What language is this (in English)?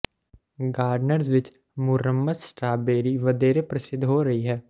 Punjabi